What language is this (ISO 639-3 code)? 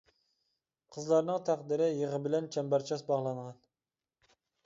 uig